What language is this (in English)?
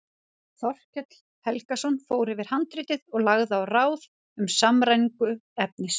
Icelandic